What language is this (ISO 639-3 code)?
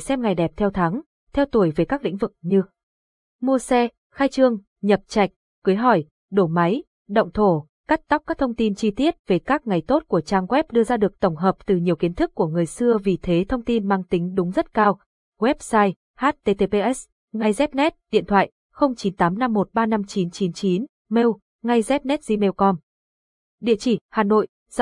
vie